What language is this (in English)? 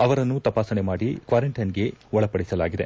Kannada